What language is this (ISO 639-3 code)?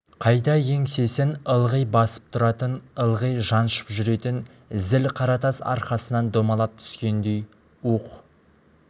kaz